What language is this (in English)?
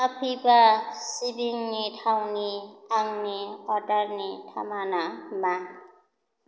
Bodo